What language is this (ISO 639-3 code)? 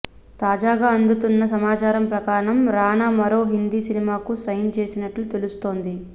tel